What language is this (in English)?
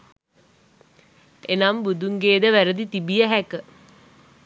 Sinhala